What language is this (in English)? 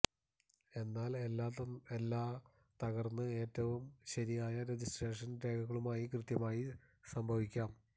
Malayalam